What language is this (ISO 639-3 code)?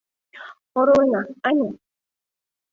chm